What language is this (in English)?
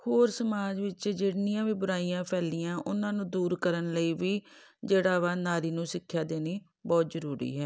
Punjabi